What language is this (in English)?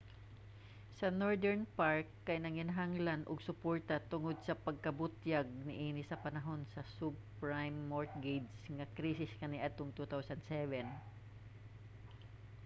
Cebuano